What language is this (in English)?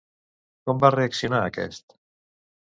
Catalan